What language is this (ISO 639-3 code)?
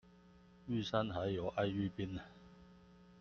zho